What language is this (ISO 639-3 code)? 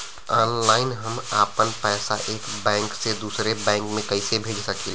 bho